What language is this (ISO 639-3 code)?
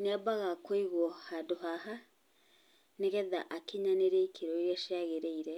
kik